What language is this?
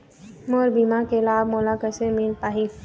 Chhattisgarhi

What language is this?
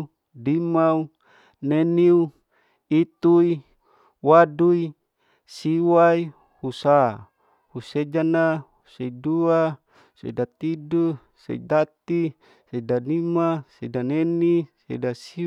Larike-Wakasihu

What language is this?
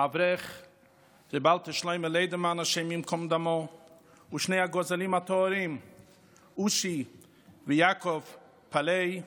Hebrew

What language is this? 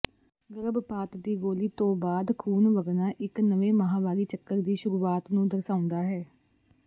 Punjabi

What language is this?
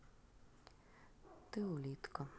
Russian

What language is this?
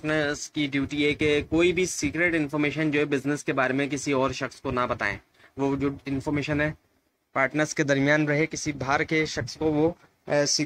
Hindi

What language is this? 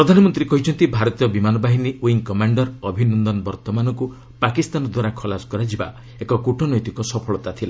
Odia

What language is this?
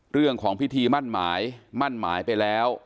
Thai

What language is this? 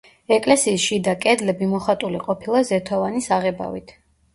Georgian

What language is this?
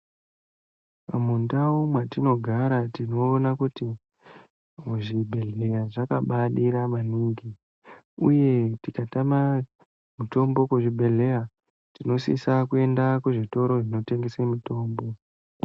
Ndau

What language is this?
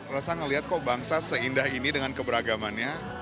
Indonesian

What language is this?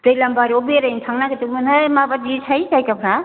Bodo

